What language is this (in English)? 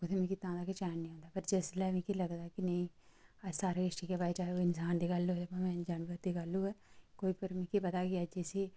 Dogri